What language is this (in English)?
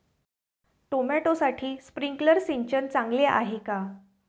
Marathi